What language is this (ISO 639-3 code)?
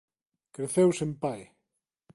glg